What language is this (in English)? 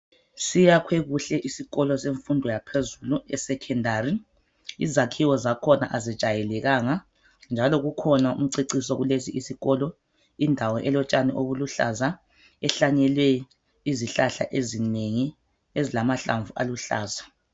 North Ndebele